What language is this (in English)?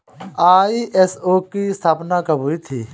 Hindi